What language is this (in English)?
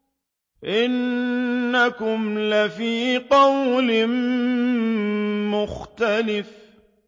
Arabic